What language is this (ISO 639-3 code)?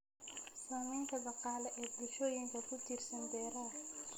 som